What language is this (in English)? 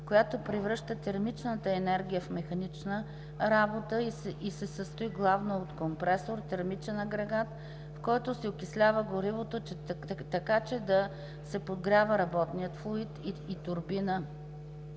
Bulgarian